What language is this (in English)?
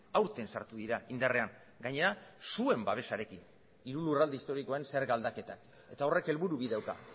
Basque